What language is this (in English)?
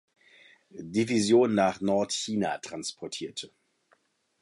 German